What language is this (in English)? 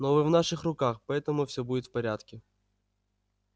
Russian